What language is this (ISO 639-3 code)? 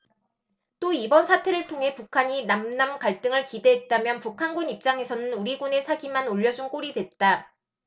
kor